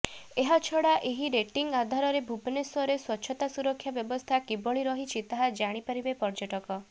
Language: Odia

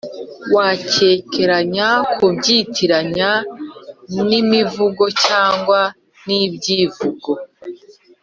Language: Kinyarwanda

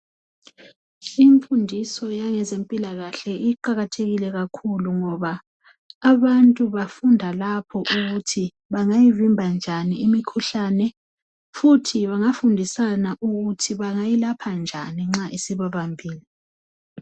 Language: North Ndebele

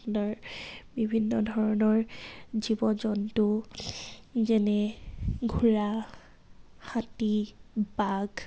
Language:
Assamese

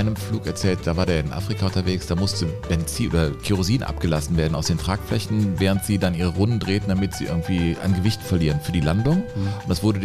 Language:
German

